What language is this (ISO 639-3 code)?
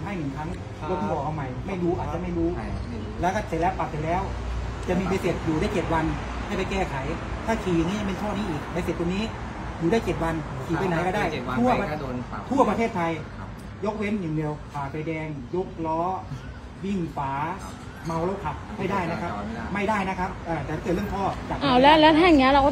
tha